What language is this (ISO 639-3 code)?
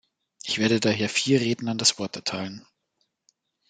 deu